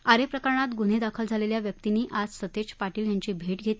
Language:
Marathi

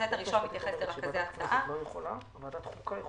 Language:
Hebrew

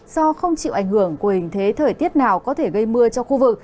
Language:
Vietnamese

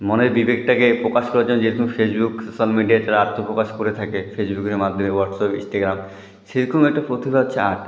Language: Bangla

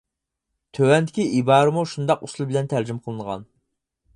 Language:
Uyghur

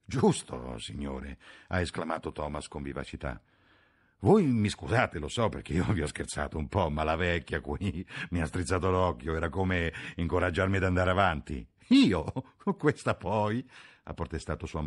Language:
Italian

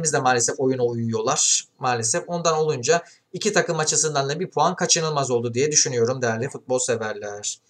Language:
Turkish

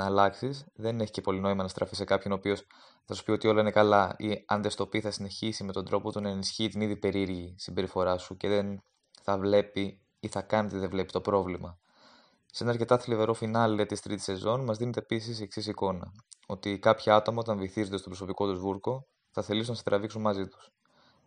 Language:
Greek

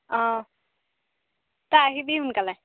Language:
Assamese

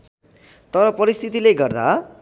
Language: Nepali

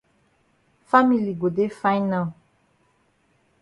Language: Cameroon Pidgin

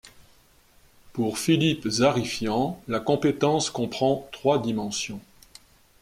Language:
French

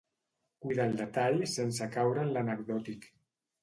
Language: Catalan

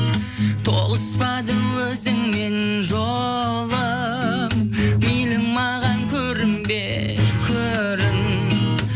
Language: Kazakh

